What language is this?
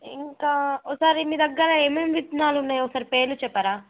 Telugu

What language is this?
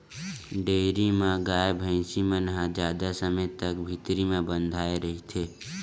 Chhattisgarhi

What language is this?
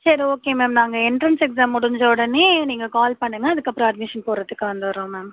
Tamil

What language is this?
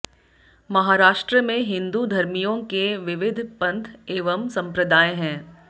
Hindi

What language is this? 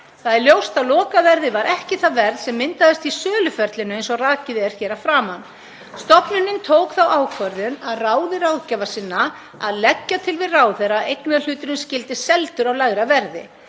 Icelandic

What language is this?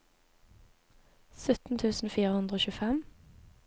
Norwegian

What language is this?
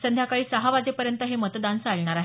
Marathi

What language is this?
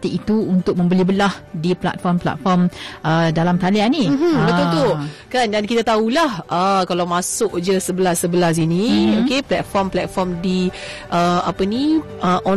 Malay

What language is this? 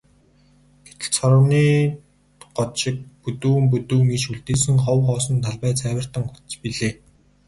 Mongolian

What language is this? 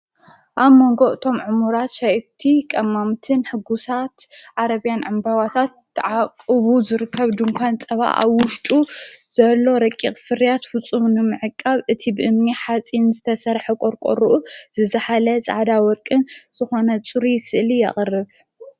Tigrinya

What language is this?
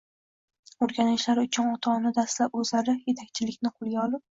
Uzbek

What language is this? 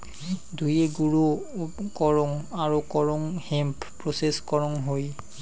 Bangla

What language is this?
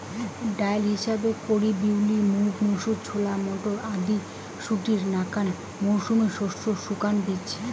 Bangla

